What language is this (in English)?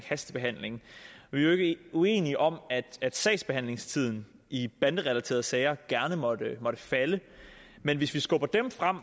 Danish